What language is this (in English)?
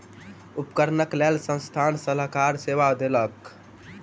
Maithili